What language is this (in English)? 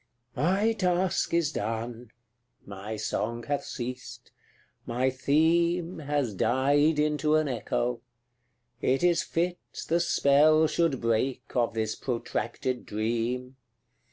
English